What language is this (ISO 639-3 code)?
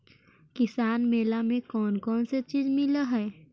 mag